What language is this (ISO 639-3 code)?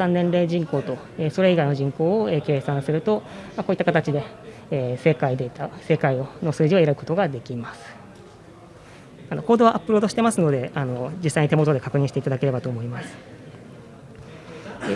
jpn